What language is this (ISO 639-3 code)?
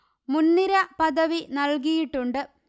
mal